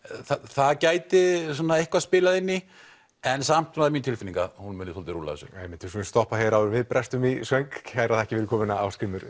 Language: Icelandic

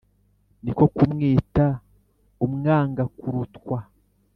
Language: Kinyarwanda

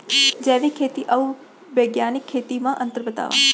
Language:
Chhattisgarhi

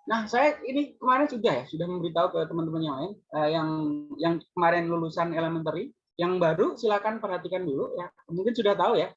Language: Indonesian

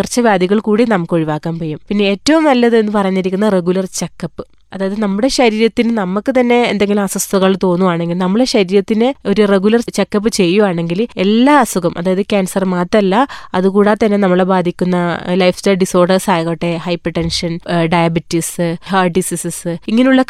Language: Malayalam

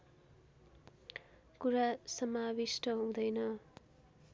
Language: Nepali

